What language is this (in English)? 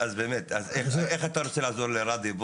Hebrew